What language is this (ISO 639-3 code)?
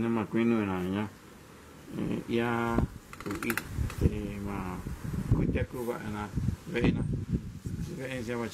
ita